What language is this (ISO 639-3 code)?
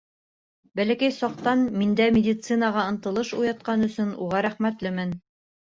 bak